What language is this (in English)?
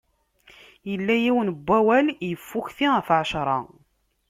Kabyle